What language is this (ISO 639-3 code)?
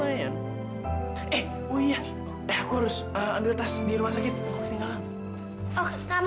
ind